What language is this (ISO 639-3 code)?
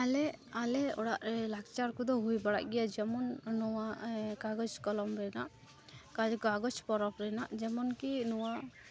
sat